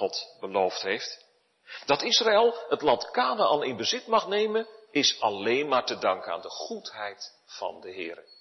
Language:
Dutch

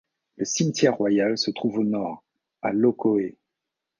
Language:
French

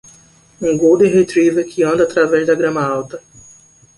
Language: Portuguese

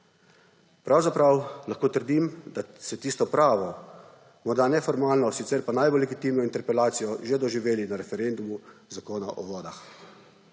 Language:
Slovenian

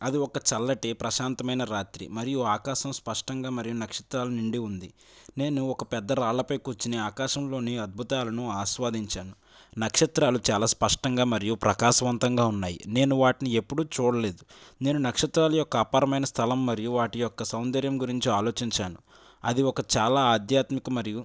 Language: Telugu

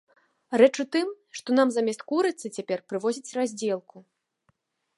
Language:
Belarusian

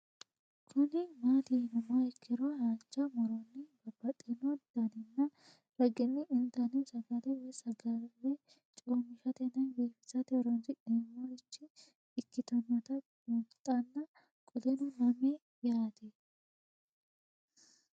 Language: Sidamo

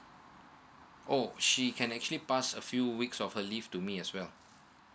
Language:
English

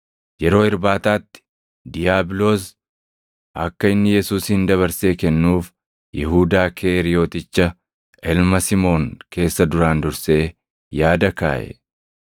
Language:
Oromo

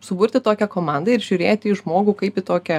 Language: Lithuanian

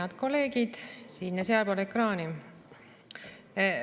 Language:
Estonian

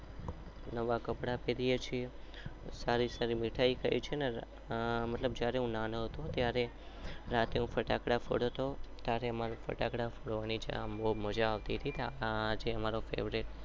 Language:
Gujarati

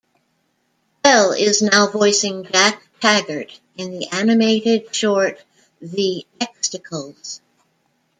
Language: English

